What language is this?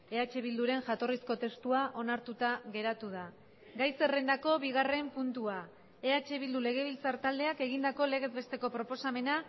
Basque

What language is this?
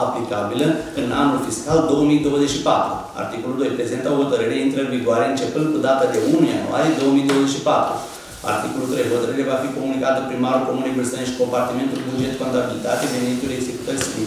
Romanian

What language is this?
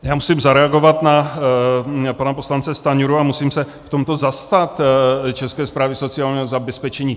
Czech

